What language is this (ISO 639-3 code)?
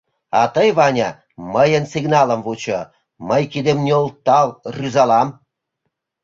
chm